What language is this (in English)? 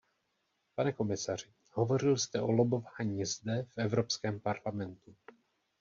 Czech